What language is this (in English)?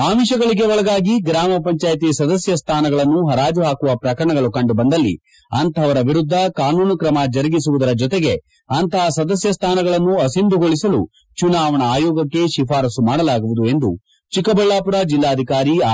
Kannada